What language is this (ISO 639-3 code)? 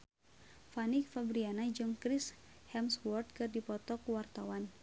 sun